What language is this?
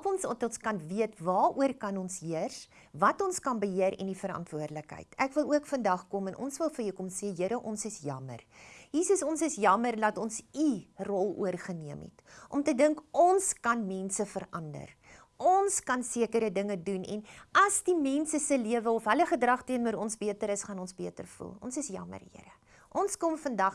Dutch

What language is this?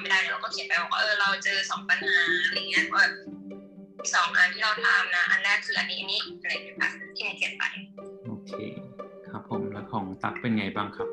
Thai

